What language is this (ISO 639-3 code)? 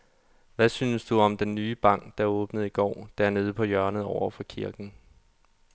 dan